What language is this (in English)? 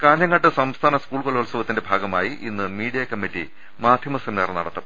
Malayalam